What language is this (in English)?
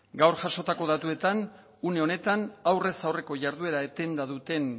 Basque